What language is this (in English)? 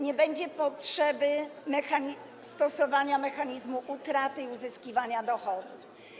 Polish